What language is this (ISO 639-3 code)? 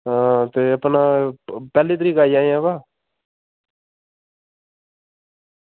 doi